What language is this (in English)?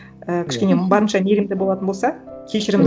Kazakh